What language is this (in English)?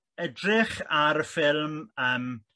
Welsh